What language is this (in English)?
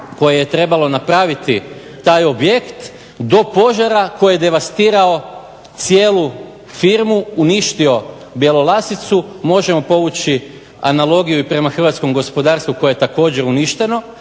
Croatian